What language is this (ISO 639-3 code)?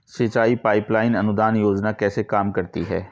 hin